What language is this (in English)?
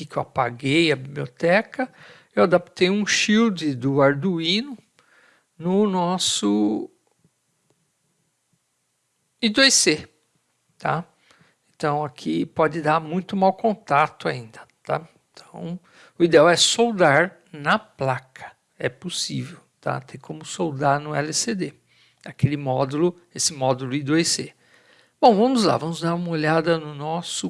Portuguese